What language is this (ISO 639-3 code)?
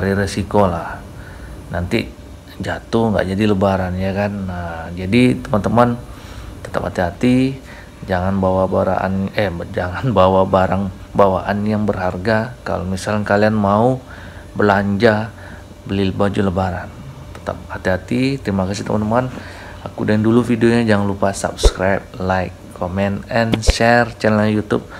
ind